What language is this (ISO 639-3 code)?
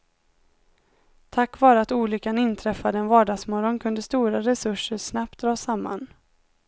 swe